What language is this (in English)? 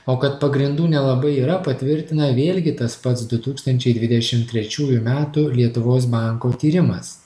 Lithuanian